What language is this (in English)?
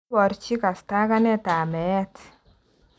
Kalenjin